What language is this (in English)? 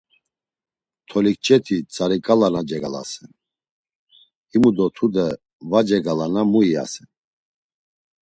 Laz